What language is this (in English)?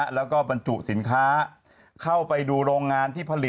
Thai